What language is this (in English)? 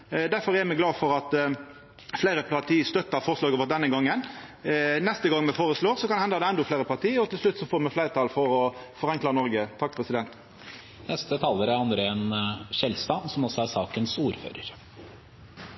Norwegian